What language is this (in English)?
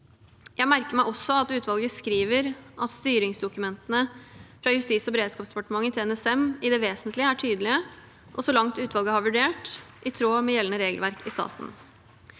Norwegian